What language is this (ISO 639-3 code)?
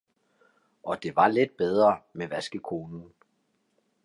dan